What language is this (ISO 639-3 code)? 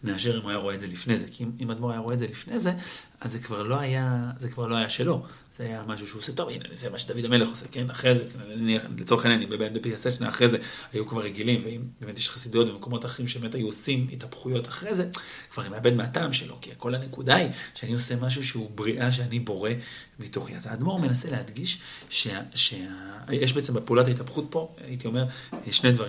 heb